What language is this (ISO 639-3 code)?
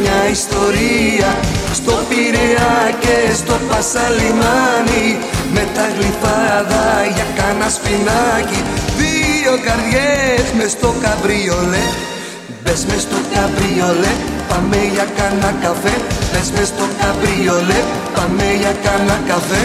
ell